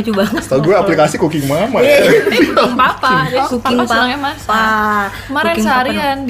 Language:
Indonesian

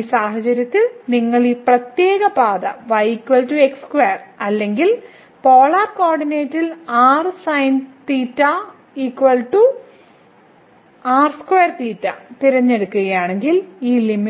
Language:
Malayalam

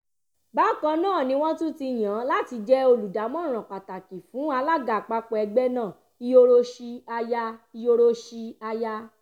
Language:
Yoruba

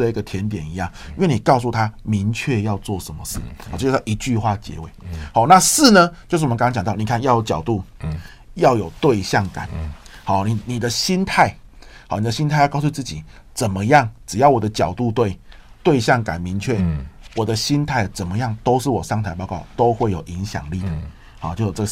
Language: Chinese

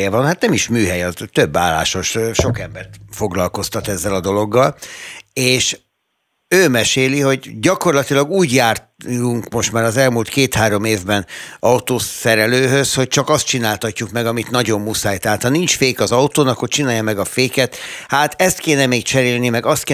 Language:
Hungarian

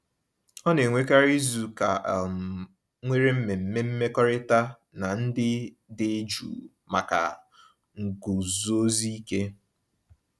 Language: Igbo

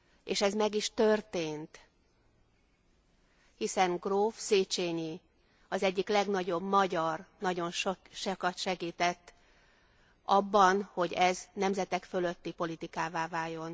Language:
Hungarian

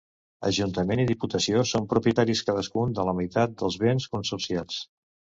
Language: Catalan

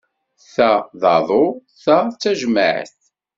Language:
Kabyle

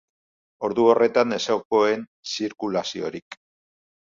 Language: Basque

